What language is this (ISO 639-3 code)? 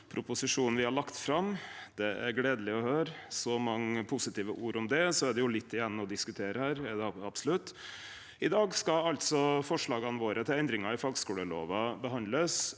nor